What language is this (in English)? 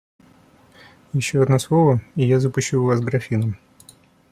Russian